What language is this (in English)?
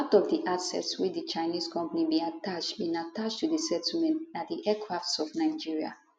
Nigerian Pidgin